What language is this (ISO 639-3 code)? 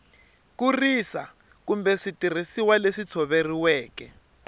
tso